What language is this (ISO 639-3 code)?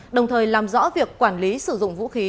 vie